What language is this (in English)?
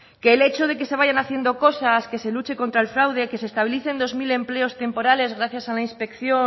Spanish